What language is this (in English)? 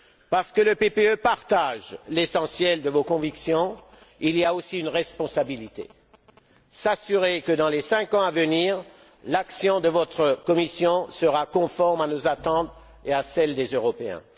French